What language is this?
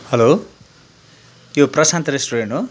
Nepali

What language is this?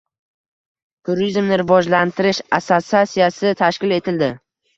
Uzbek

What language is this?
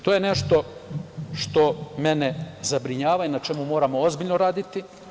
Serbian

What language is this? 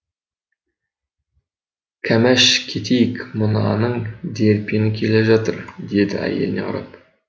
Kazakh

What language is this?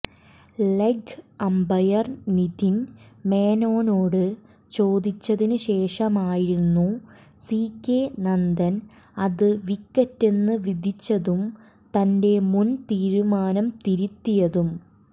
Malayalam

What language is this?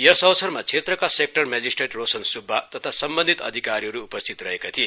Nepali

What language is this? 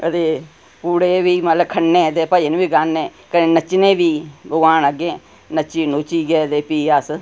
Dogri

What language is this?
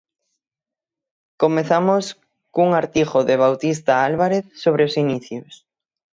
Galician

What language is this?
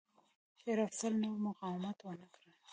Pashto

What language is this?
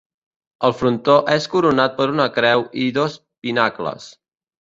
Catalan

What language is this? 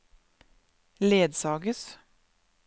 Norwegian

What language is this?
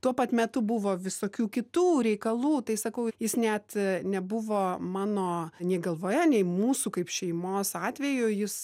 Lithuanian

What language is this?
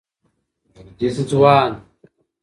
Pashto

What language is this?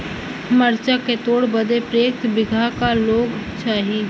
Bhojpuri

